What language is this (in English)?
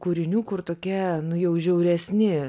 Lithuanian